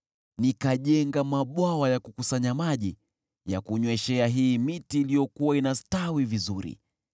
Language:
Swahili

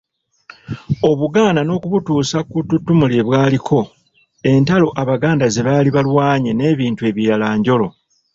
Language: Ganda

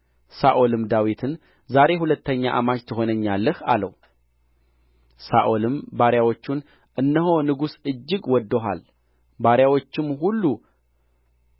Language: Amharic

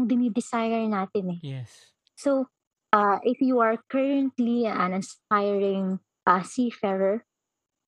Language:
Filipino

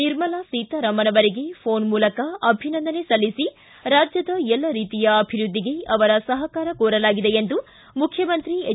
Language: Kannada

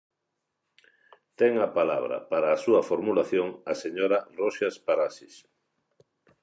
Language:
Galician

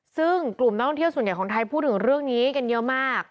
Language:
Thai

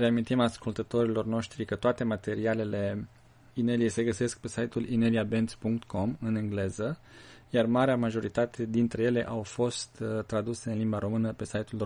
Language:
Romanian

